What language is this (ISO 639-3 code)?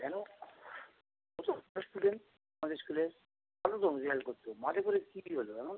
ben